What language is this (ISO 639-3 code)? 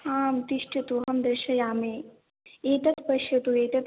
san